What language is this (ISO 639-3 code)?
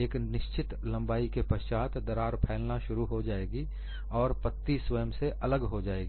hin